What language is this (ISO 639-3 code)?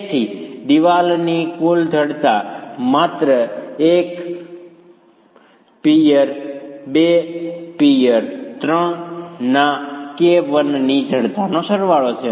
guj